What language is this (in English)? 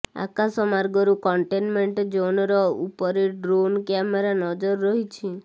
Odia